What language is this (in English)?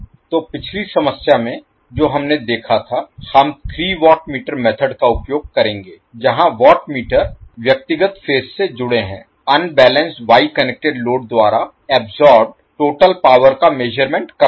Hindi